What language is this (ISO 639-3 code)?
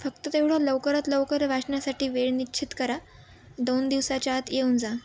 mar